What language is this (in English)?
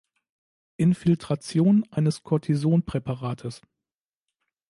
German